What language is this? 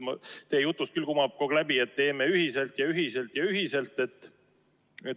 Estonian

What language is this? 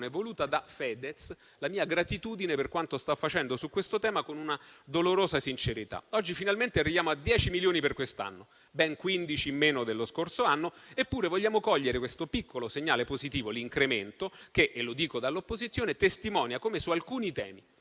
Italian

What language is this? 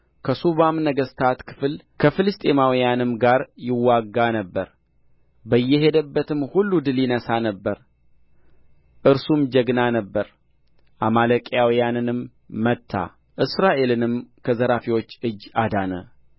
Amharic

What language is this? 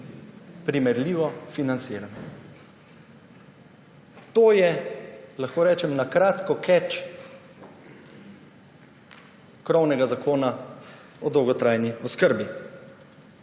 Slovenian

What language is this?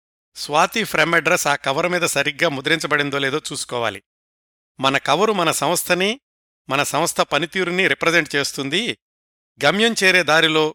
Telugu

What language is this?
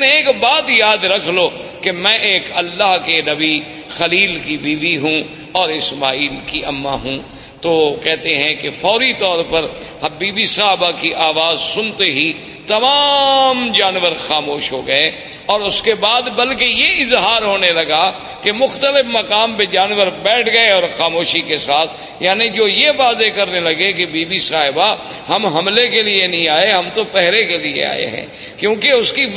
Urdu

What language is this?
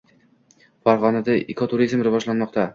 Uzbek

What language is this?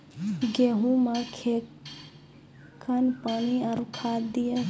Maithili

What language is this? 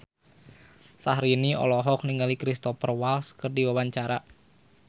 Sundanese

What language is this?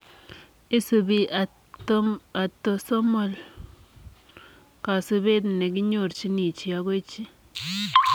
Kalenjin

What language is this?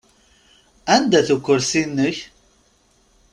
Kabyle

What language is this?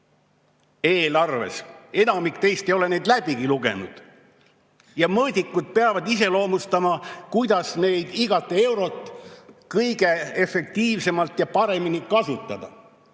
Estonian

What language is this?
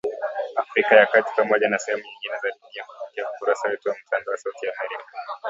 Swahili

